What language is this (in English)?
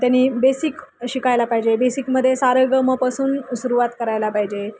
Marathi